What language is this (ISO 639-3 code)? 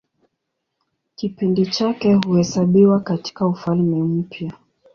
swa